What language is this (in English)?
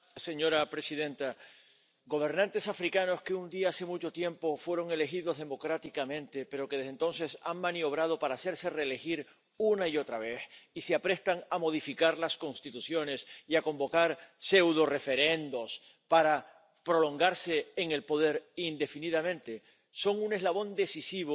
Spanish